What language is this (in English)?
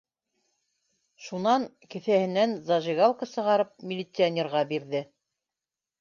Bashkir